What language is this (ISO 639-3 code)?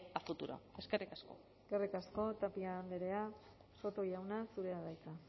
eus